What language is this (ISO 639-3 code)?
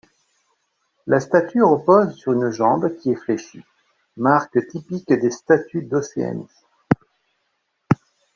fra